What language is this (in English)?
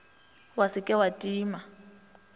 Northern Sotho